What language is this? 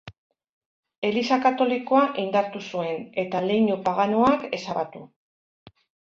Basque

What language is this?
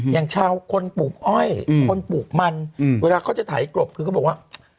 Thai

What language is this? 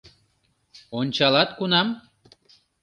Mari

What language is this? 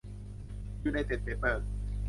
Thai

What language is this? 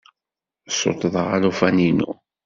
Kabyle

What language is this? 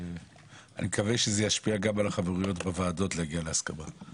Hebrew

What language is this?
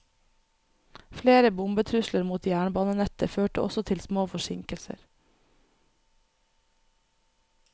Norwegian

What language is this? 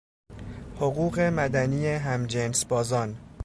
Persian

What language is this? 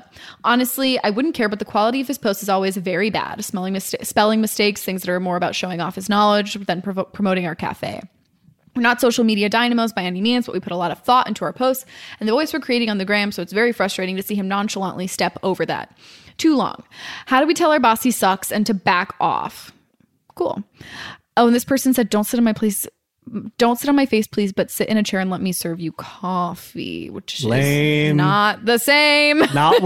English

